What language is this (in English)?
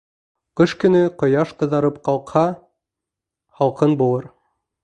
Bashkir